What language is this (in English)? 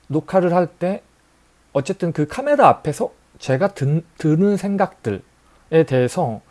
Korean